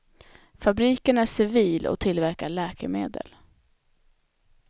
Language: Swedish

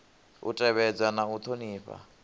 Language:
Venda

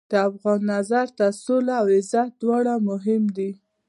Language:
Pashto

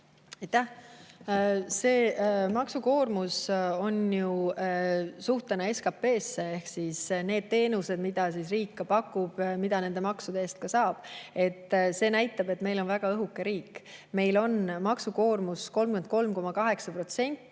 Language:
Estonian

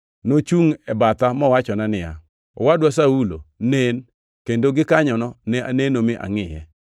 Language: Luo (Kenya and Tanzania)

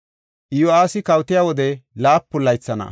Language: Gofa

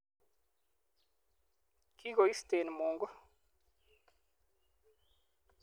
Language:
Kalenjin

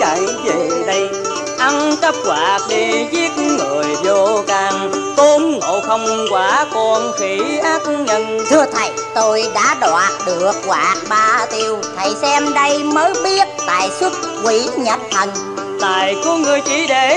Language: Vietnamese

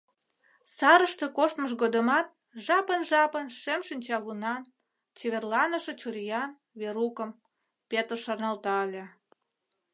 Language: Mari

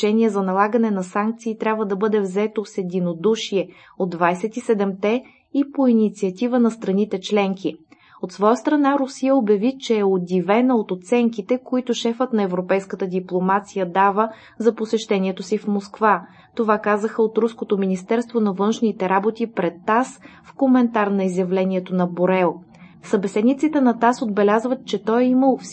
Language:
Bulgarian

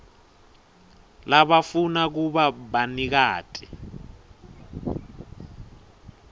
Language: Swati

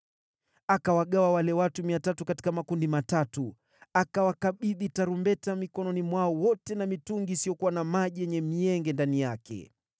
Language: Swahili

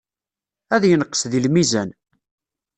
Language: Kabyle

